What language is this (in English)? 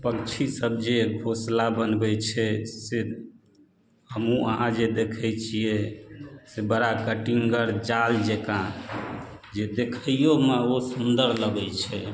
Maithili